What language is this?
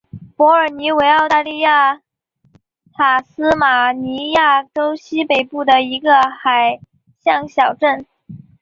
Chinese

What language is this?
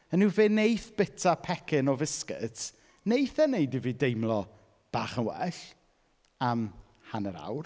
Welsh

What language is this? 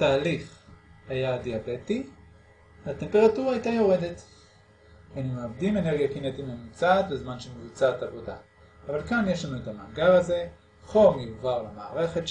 Hebrew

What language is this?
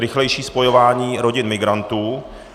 Czech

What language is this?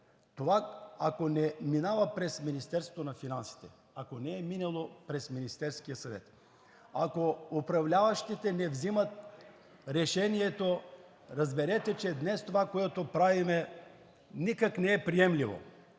Bulgarian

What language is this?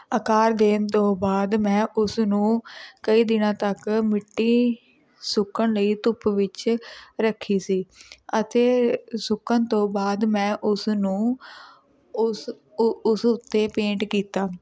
Punjabi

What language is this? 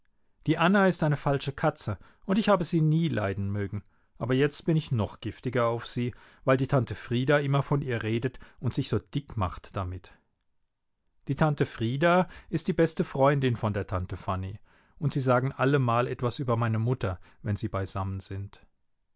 German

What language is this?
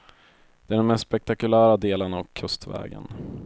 Swedish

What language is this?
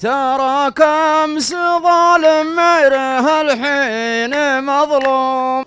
Arabic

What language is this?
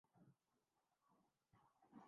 Urdu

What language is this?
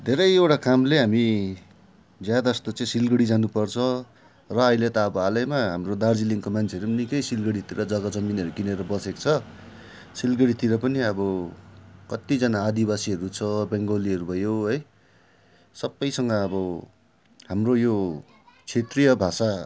Nepali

